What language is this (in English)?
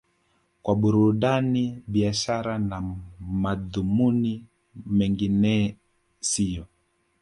Swahili